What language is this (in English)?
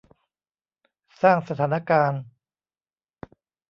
Thai